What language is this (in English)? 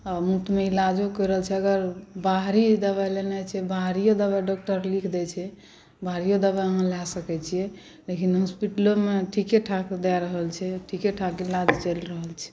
Maithili